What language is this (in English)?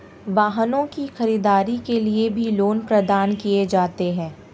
Hindi